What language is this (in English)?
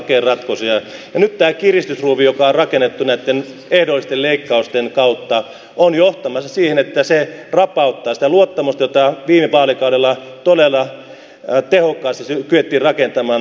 Finnish